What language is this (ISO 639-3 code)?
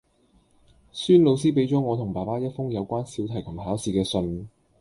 yue